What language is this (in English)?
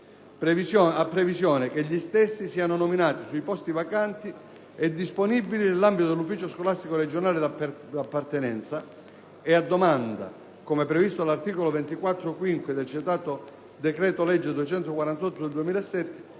Italian